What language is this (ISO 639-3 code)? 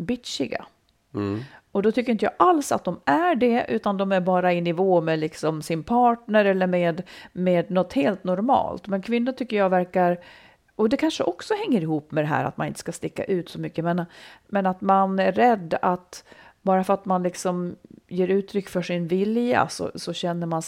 swe